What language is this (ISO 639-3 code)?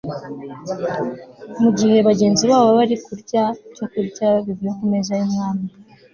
kin